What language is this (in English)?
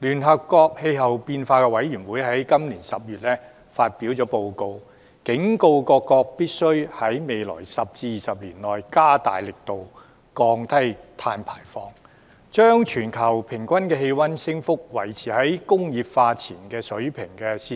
Cantonese